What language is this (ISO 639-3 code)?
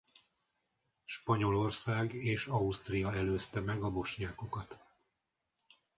hun